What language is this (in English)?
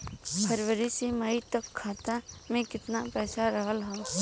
Bhojpuri